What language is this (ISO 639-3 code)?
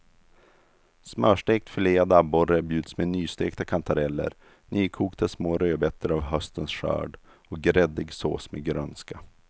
swe